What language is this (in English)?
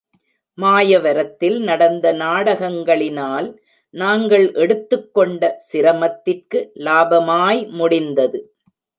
Tamil